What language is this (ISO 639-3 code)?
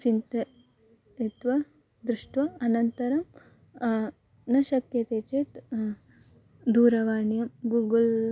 san